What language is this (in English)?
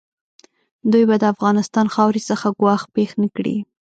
Pashto